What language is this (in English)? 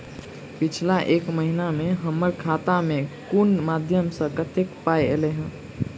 Maithili